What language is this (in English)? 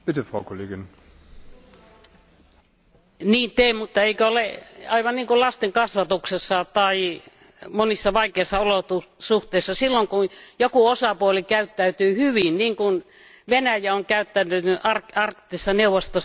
Finnish